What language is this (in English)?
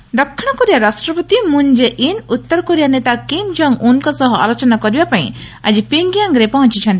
Odia